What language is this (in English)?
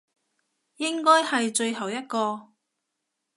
Cantonese